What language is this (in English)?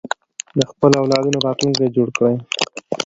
Pashto